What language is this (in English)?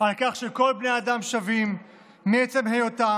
Hebrew